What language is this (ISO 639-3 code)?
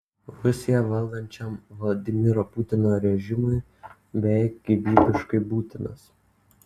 lit